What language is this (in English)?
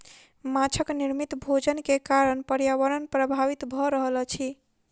Maithili